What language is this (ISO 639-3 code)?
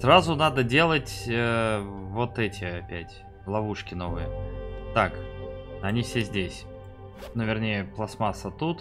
rus